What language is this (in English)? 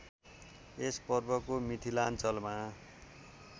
Nepali